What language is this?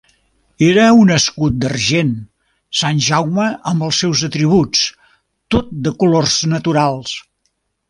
Catalan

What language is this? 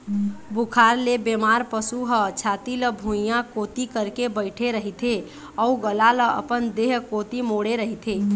Chhattisgarhi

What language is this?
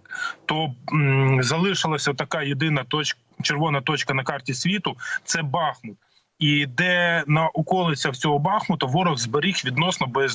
Ukrainian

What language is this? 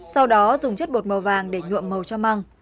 Vietnamese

